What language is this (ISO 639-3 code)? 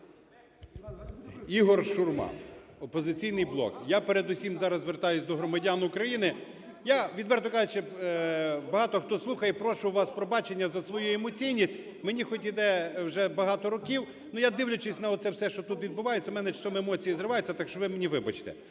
ukr